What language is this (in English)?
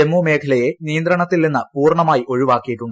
Malayalam